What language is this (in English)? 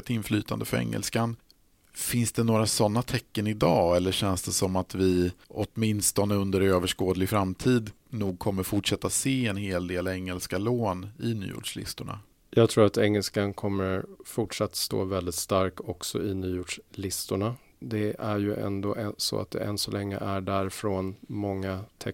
Swedish